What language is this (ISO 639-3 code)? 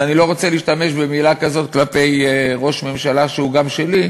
heb